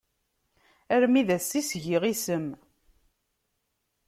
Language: Kabyle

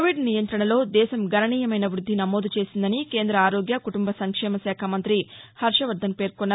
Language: Telugu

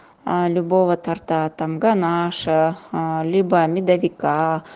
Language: Russian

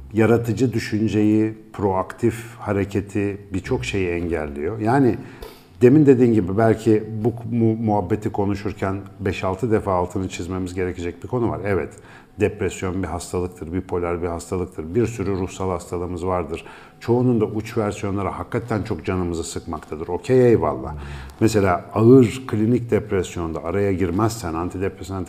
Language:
Turkish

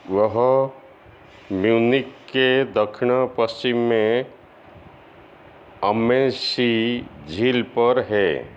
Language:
Hindi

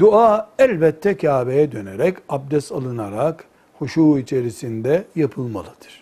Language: Turkish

